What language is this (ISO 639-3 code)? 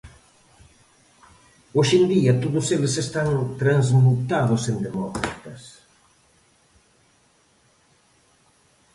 glg